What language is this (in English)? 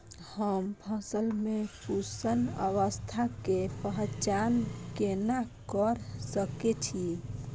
Maithili